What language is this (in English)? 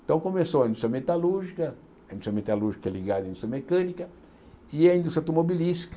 Portuguese